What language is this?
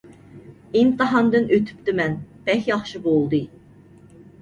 Uyghur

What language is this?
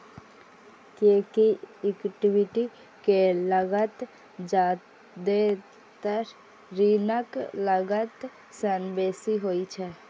Maithili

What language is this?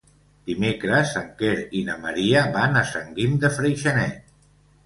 Catalan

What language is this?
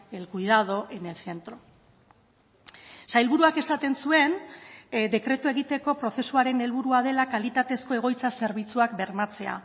Basque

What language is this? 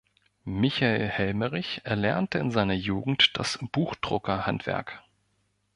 German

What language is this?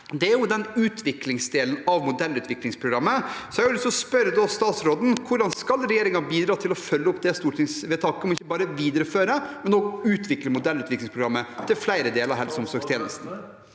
Norwegian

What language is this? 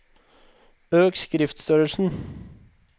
Norwegian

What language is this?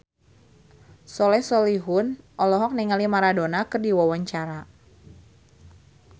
Sundanese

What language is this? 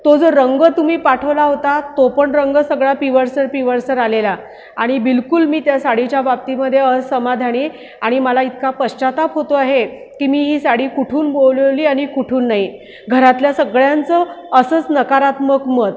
Marathi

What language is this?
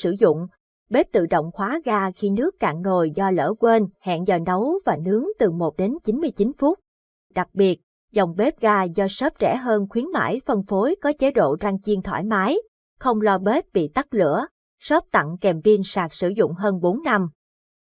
Vietnamese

